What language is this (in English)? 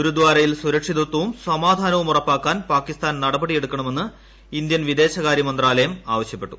Malayalam